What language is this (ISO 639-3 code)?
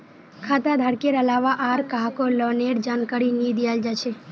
mag